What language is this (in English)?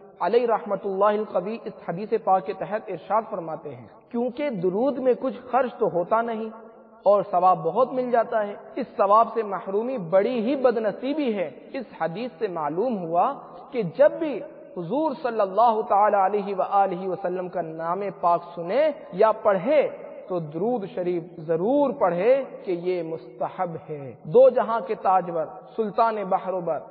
Arabic